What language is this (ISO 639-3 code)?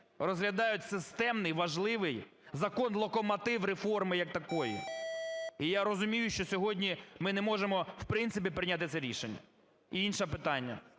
ukr